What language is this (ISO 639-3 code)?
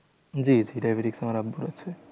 ben